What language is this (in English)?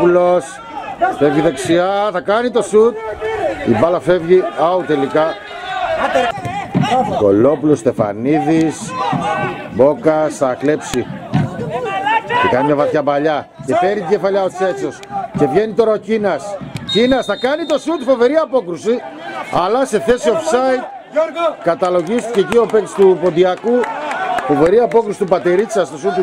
Greek